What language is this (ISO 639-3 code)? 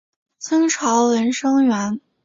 zho